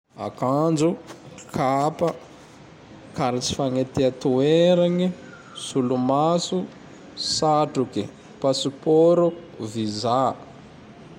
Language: Tandroy-Mahafaly Malagasy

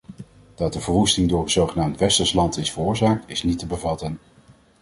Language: Dutch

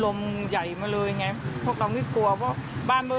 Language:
Thai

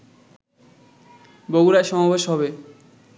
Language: Bangla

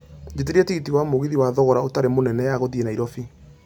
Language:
Kikuyu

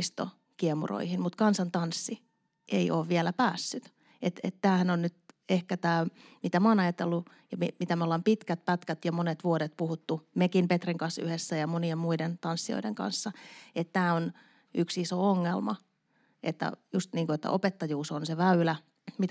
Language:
Finnish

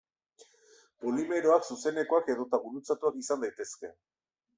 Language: Basque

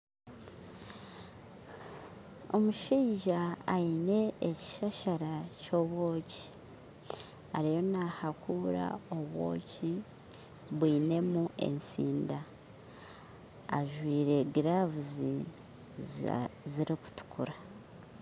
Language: Nyankole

